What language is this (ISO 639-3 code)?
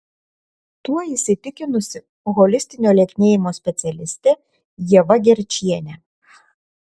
lit